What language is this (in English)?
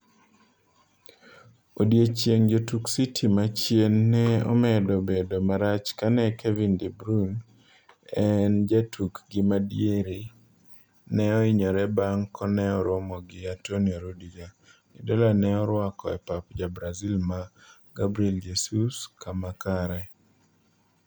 Luo (Kenya and Tanzania)